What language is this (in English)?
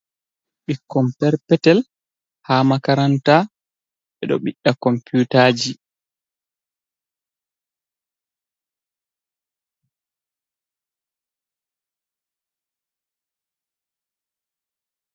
Fula